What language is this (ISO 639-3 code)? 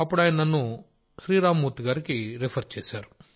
tel